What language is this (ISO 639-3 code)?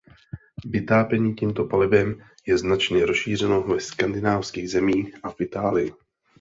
ces